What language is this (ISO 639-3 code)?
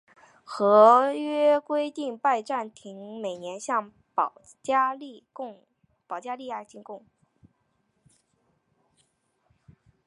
zho